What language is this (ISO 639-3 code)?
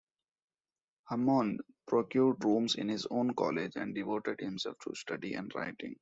eng